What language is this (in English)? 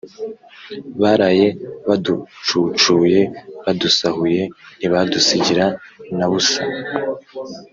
Kinyarwanda